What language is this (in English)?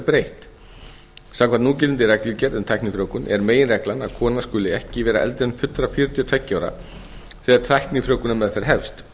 Icelandic